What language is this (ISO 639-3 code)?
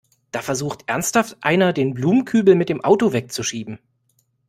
deu